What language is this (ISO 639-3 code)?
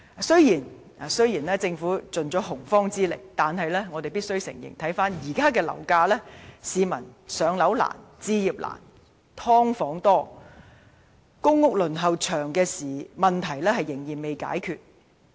yue